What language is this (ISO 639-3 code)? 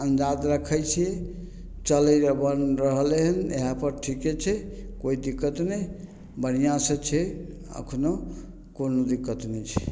mai